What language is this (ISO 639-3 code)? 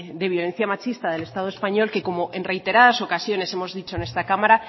spa